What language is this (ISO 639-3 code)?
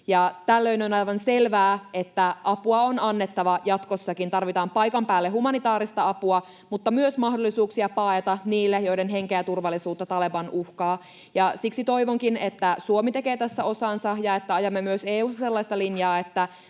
fin